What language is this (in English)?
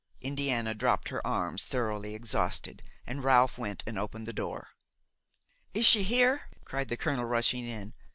English